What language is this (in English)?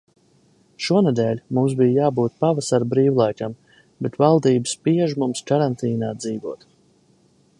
Latvian